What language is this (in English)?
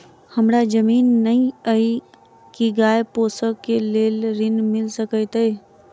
Maithili